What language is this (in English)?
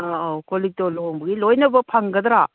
Manipuri